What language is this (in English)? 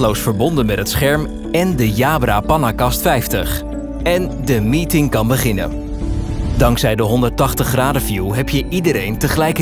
Dutch